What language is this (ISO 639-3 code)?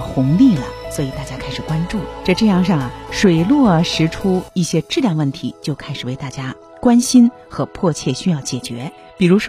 zho